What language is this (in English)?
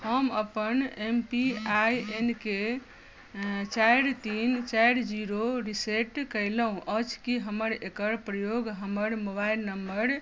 Maithili